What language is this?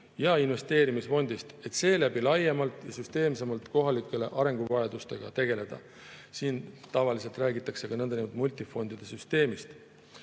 Estonian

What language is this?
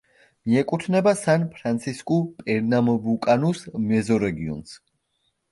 Georgian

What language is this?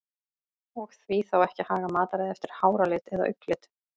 Icelandic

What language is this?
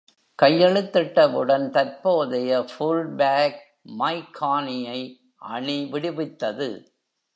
Tamil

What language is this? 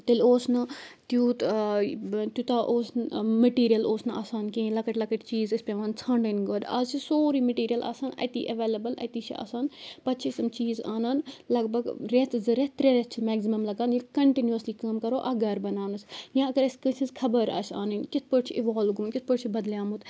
Kashmiri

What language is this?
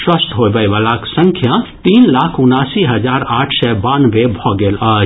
Maithili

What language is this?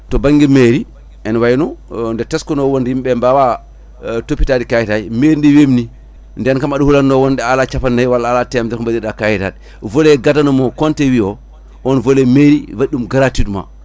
Fula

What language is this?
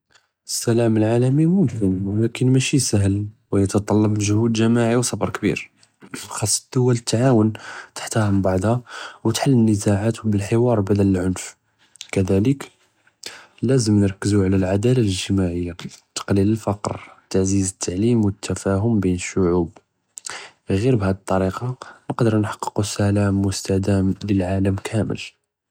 Judeo-Arabic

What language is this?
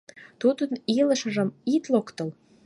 Mari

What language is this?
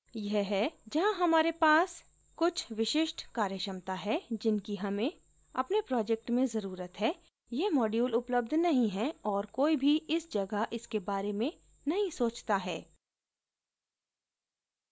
Hindi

